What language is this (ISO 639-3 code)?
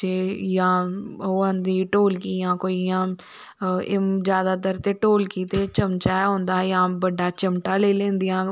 doi